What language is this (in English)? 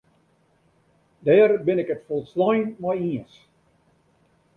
Western Frisian